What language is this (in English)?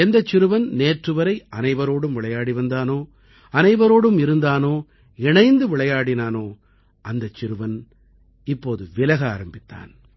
Tamil